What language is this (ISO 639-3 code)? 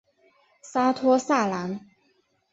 zho